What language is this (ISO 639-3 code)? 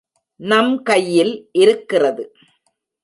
tam